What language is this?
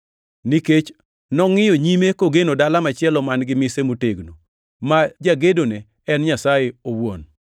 Luo (Kenya and Tanzania)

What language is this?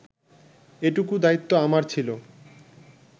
Bangla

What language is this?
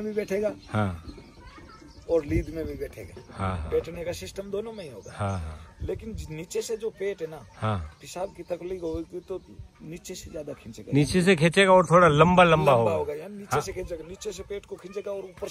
Hindi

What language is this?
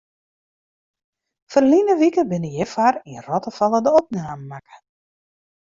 Western Frisian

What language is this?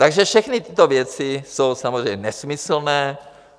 Czech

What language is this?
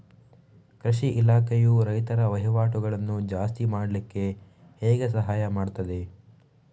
Kannada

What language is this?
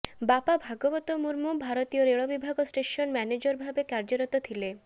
Odia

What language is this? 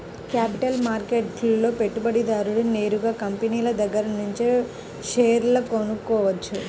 Telugu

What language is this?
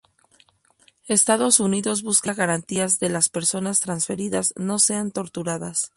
Spanish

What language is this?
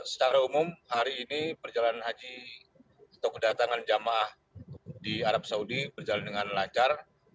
Indonesian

